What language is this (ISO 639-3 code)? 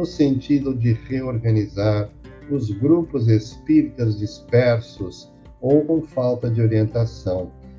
por